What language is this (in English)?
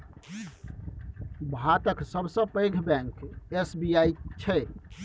Maithili